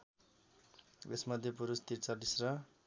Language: Nepali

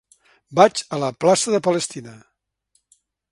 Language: Catalan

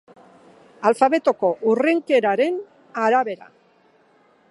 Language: Basque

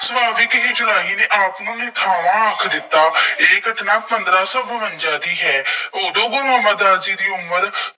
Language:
Punjabi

